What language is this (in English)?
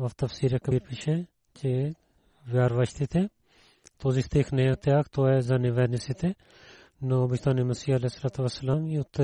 Bulgarian